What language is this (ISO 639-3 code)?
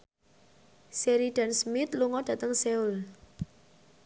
jav